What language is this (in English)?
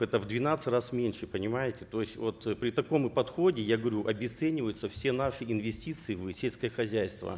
Kazakh